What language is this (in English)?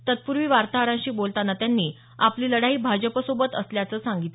Marathi